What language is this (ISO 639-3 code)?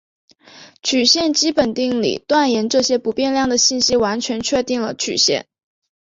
zho